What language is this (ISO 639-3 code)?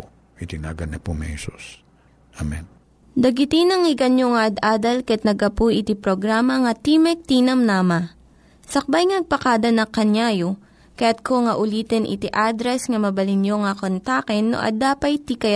fil